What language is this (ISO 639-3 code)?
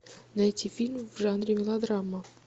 rus